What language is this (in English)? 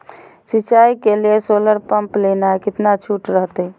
Magahi